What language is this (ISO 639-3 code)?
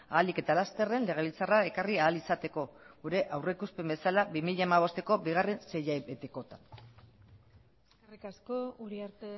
eus